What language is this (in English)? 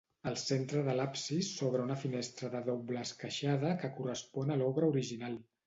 Catalan